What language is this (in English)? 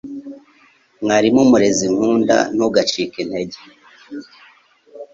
Kinyarwanda